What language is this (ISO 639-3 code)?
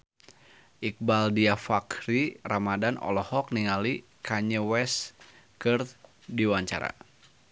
sun